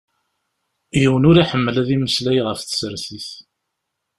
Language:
Kabyle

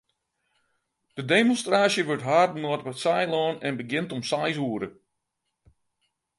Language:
Western Frisian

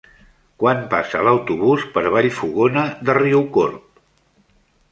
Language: Catalan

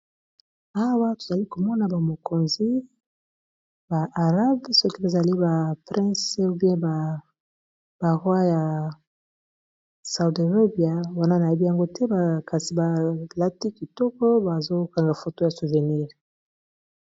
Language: Lingala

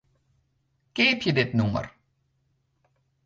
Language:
Western Frisian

